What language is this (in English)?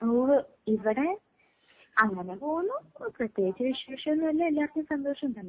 Malayalam